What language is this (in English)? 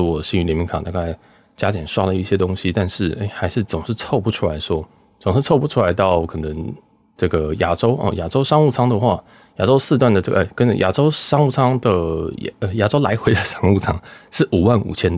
Chinese